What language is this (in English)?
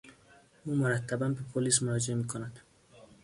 Persian